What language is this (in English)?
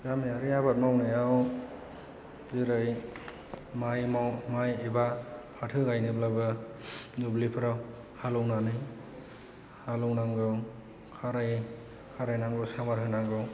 Bodo